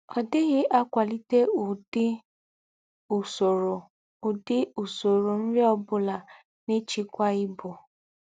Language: Igbo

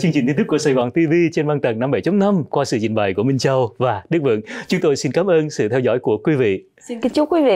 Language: Vietnamese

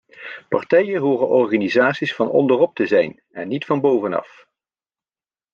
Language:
Dutch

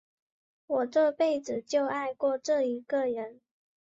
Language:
Chinese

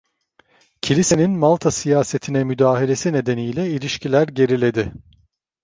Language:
Turkish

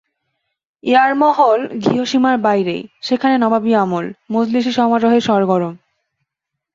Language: Bangla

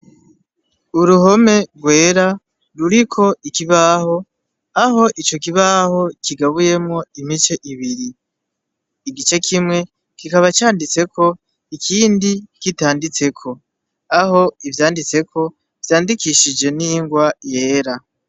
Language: Rundi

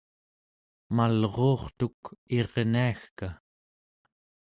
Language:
Central Yupik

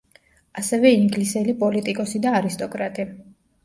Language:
Georgian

